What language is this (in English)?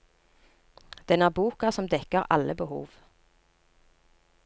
Norwegian